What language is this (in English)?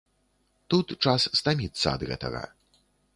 Belarusian